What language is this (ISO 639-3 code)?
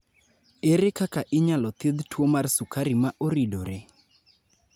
luo